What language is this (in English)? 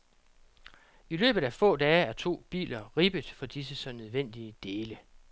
Danish